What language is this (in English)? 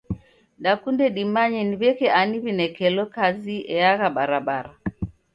Taita